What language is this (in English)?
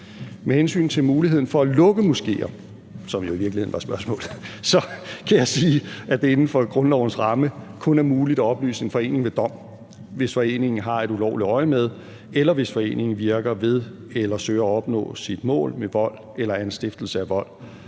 Danish